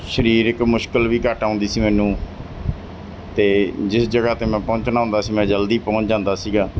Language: Punjabi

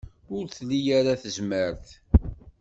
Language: Kabyle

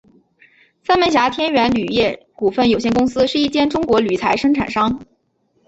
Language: Chinese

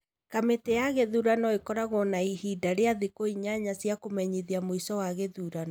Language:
Kikuyu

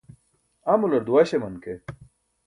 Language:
Burushaski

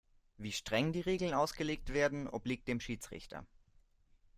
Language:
German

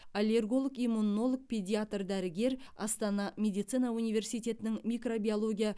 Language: Kazakh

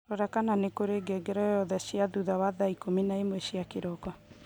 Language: Kikuyu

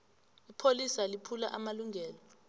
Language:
South Ndebele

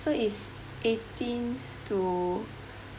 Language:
English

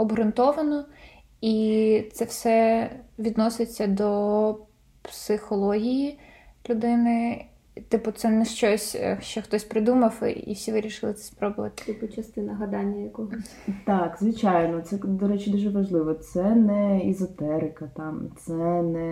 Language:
Ukrainian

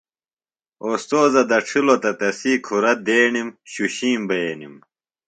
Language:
Phalura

